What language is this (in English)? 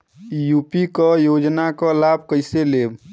Bhojpuri